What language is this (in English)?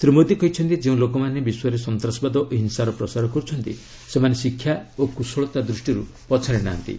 Odia